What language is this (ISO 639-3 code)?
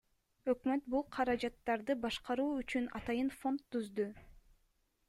kir